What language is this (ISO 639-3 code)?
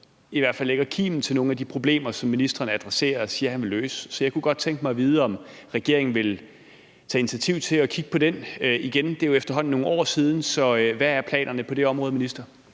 dan